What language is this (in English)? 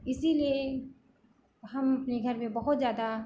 Hindi